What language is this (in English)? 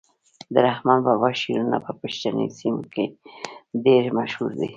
Pashto